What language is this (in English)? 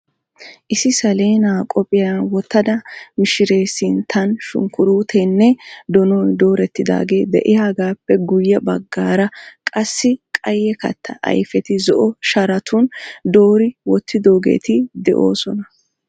Wolaytta